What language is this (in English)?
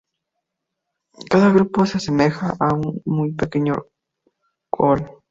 Spanish